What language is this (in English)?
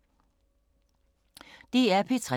Danish